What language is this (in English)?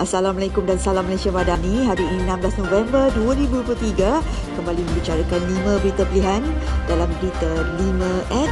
Malay